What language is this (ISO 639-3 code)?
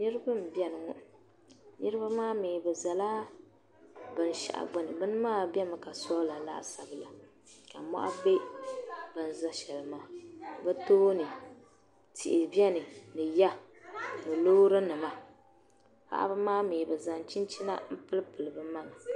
dag